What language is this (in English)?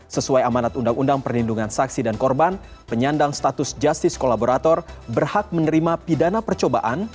Indonesian